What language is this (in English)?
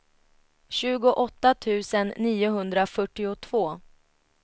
Swedish